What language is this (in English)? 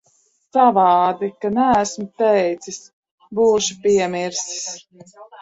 Latvian